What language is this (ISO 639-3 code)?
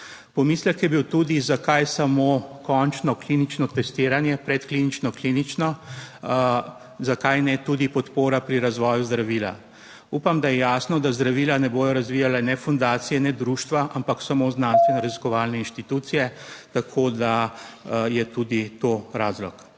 slv